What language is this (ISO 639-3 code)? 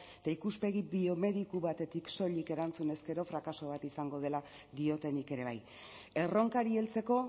eus